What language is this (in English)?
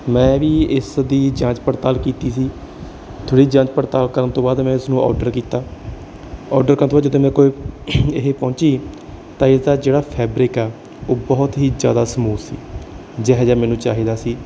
Punjabi